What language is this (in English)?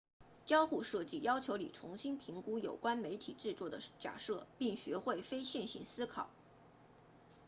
Chinese